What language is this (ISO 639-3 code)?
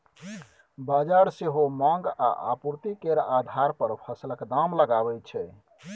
mai